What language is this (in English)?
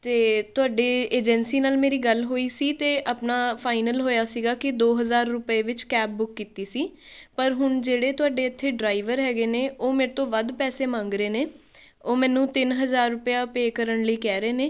Punjabi